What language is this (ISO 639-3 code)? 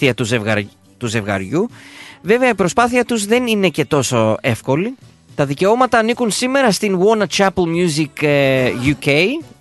ell